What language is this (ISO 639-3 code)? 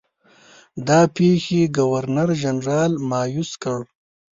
pus